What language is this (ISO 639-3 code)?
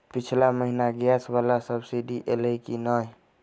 mai